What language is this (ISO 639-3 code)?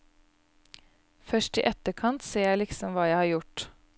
nor